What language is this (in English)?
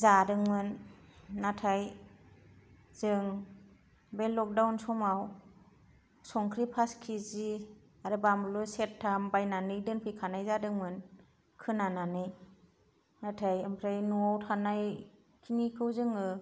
Bodo